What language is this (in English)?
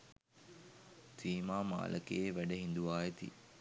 Sinhala